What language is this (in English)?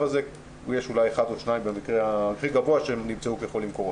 Hebrew